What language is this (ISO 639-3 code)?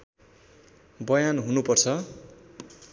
nep